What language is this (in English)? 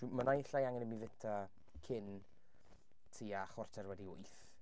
Welsh